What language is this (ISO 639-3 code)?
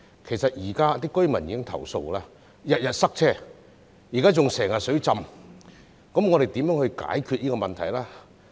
yue